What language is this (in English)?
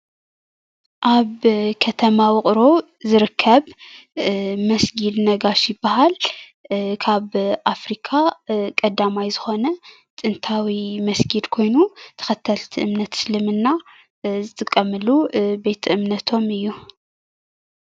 Tigrinya